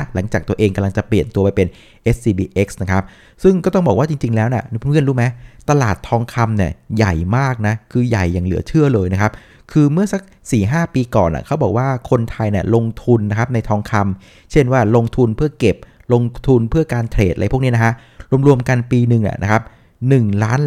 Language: Thai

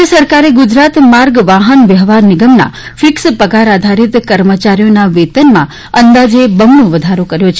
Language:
Gujarati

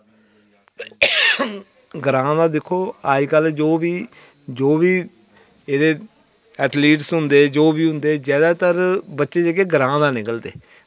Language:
Dogri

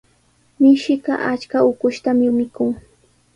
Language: Sihuas Ancash Quechua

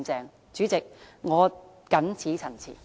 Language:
Cantonese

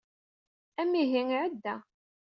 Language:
Kabyle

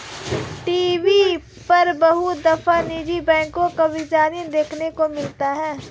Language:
Hindi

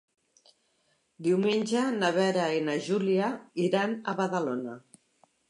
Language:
Catalan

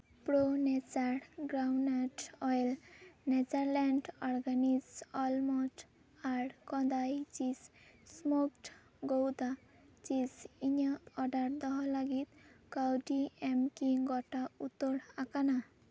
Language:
Santali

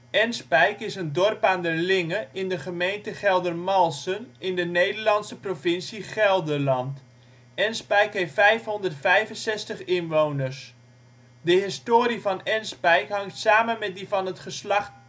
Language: Dutch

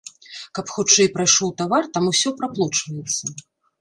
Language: Belarusian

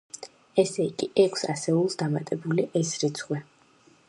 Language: Georgian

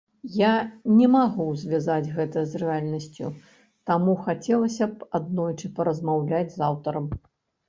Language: Belarusian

